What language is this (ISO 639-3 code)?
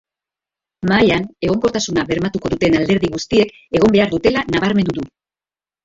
eus